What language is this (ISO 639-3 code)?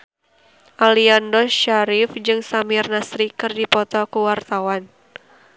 sun